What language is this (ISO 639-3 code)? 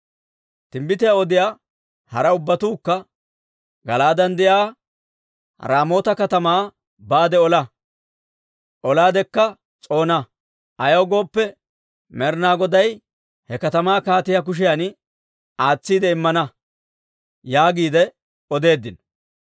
dwr